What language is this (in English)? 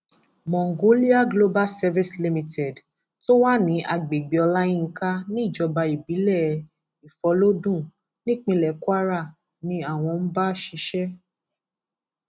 Yoruba